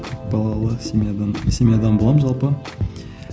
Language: Kazakh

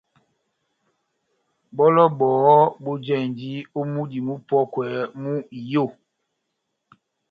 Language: Batanga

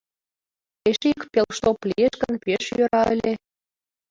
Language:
Mari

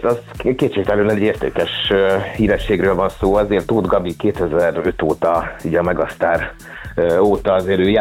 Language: Hungarian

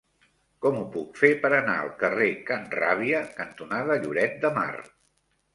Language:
Catalan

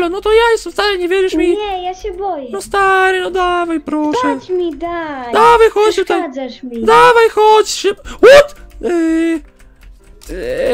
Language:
Polish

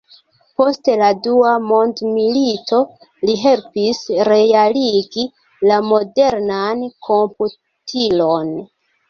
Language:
Esperanto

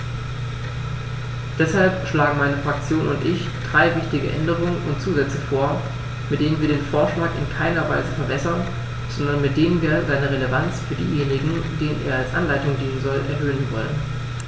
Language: German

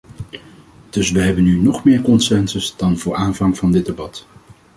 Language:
Dutch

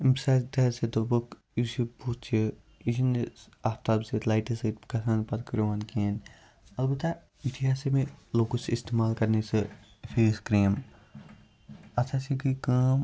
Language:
Kashmiri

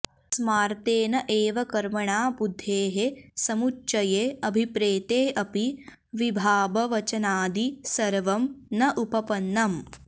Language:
Sanskrit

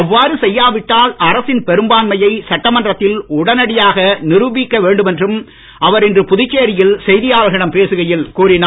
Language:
Tamil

